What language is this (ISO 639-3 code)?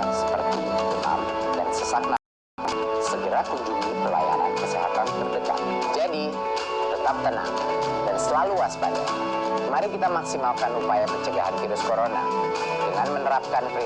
ind